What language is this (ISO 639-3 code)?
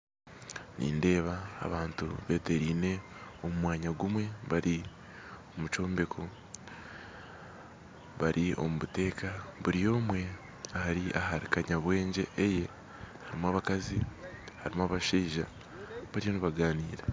nyn